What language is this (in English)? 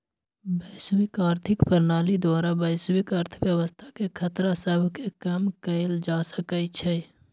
Magahi